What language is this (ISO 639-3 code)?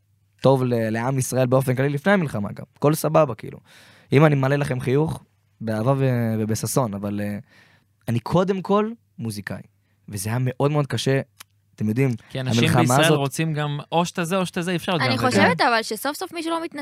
heb